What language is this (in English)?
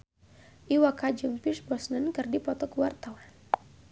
Sundanese